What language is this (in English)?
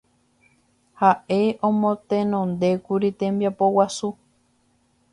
Guarani